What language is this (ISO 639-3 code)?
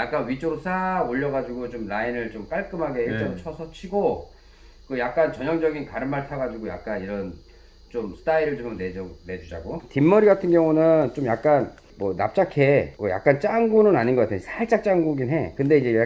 kor